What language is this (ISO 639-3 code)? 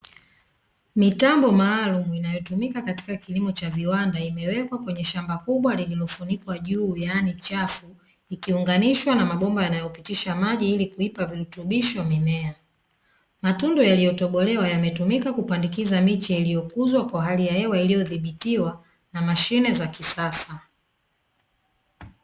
swa